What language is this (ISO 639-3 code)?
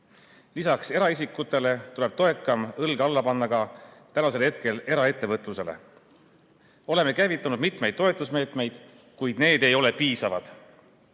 est